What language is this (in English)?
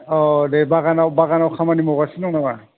Bodo